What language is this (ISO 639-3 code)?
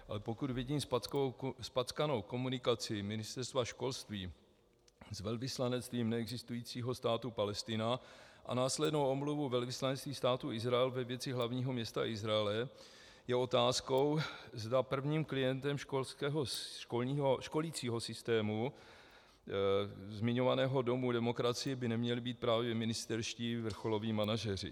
ces